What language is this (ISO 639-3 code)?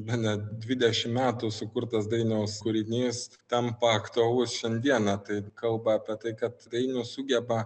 lit